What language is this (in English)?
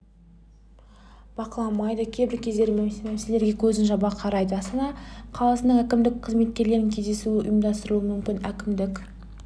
Kazakh